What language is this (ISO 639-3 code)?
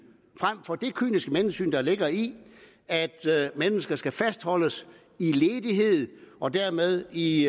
dan